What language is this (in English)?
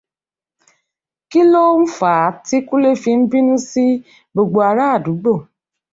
Yoruba